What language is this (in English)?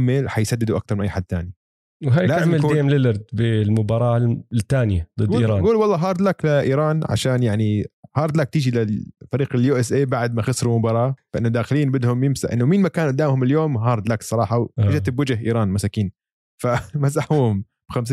Arabic